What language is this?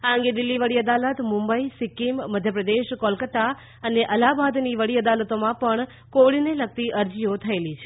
Gujarati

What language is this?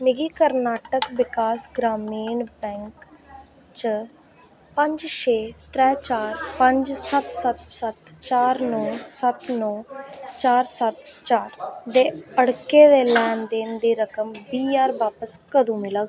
Dogri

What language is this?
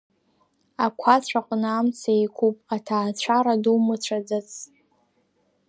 Abkhazian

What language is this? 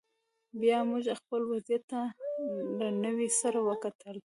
Pashto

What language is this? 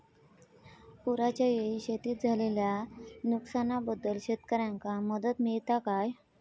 Marathi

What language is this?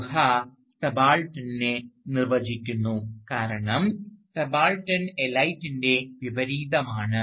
Malayalam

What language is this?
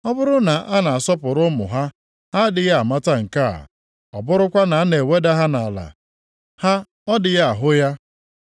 Igbo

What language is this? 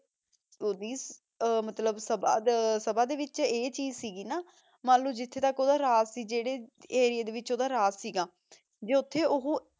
Punjabi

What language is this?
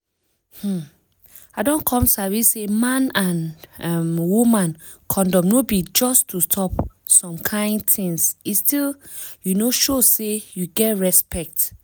Nigerian Pidgin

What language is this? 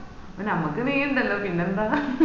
Malayalam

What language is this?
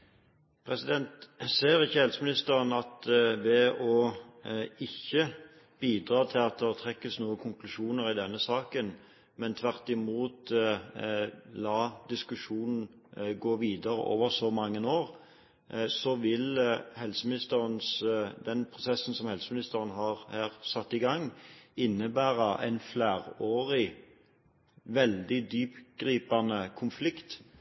Norwegian Bokmål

